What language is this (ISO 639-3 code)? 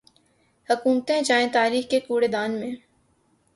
urd